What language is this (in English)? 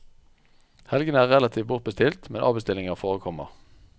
Norwegian